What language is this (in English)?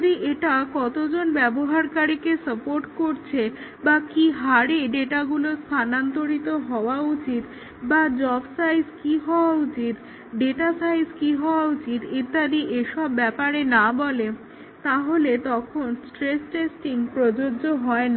Bangla